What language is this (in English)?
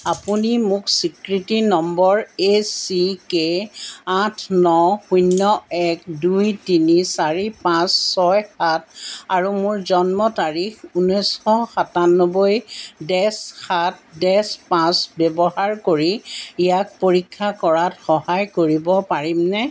Assamese